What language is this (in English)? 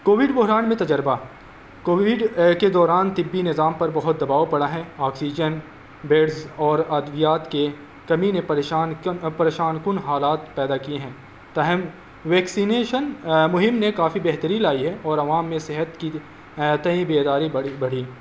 Urdu